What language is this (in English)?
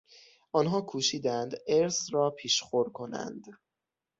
Persian